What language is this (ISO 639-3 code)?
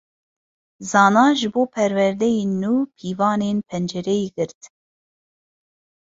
kur